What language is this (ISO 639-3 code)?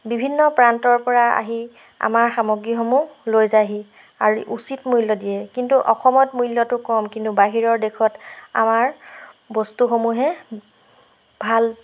asm